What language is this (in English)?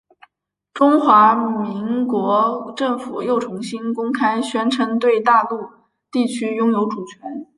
Chinese